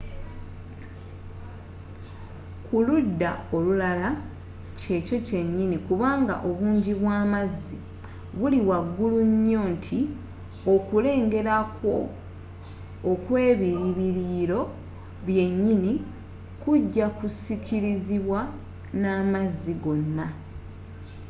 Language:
Ganda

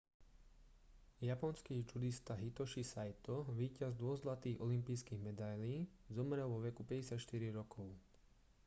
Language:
Slovak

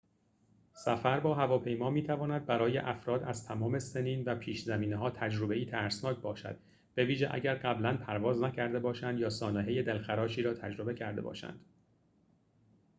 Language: Persian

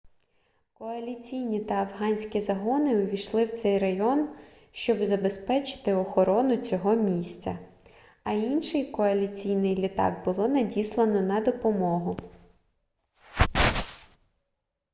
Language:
Ukrainian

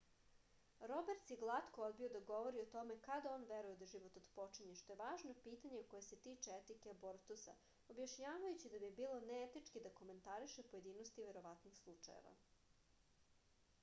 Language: Serbian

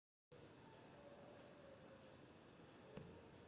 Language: Kannada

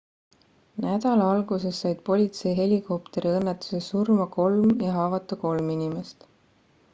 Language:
Estonian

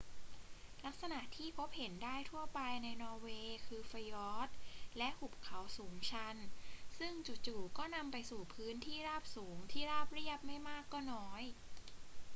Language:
Thai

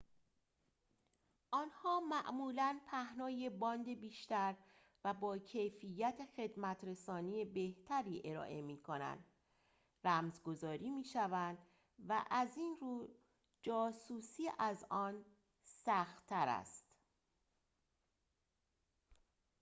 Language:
Persian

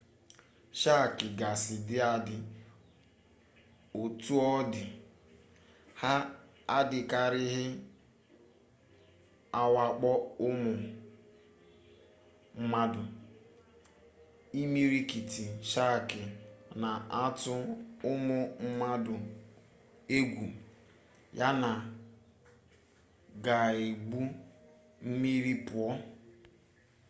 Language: Igbo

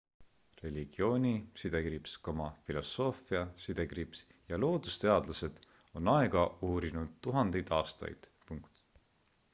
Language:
Estonian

